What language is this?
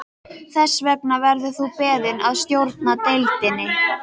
Icelandic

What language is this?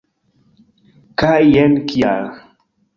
Esperanto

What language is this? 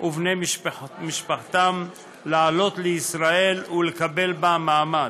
Hebrew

